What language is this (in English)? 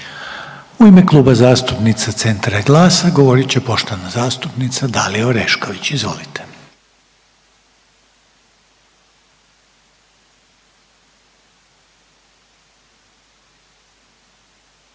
Croatian